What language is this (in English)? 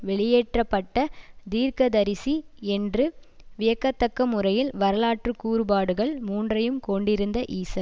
Tamil